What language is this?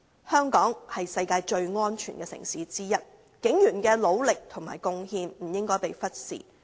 Cantonese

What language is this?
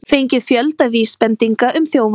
Icelandic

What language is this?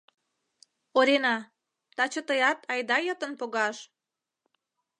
Mari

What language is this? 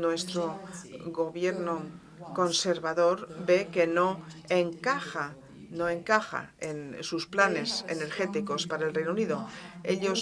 Spanish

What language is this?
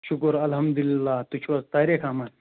Kashmiri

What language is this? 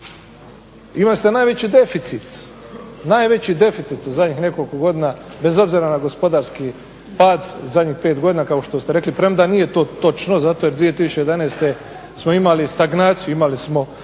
Croatian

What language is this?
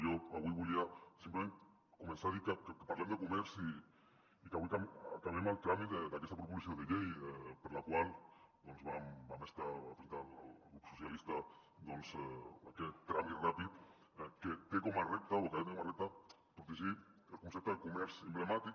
Catalan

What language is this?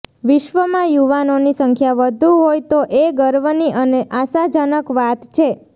Gujarati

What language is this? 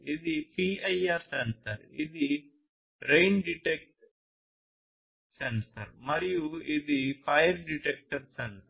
Telugu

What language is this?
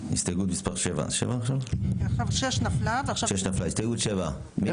Hebrew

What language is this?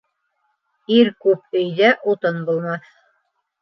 Bashkir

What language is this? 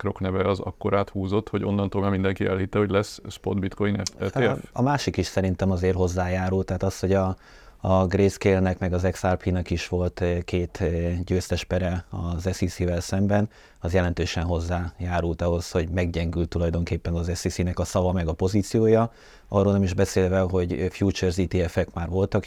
Hungarian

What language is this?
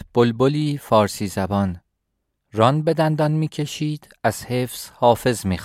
Persian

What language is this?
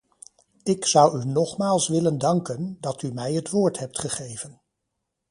Dutch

